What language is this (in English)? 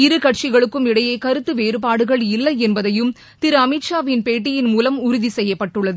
Tamil